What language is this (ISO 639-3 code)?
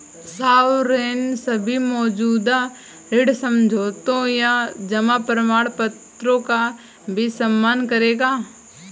hin